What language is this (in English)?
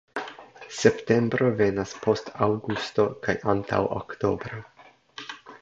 Esperanto